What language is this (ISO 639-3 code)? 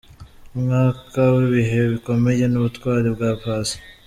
kin